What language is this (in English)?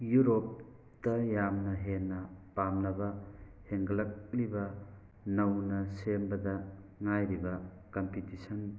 Manipuri